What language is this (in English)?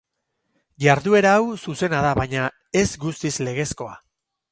Basque